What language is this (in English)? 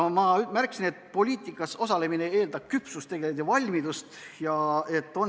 Estonian